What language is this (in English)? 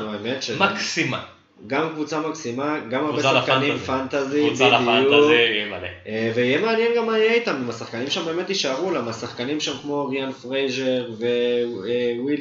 Hebrew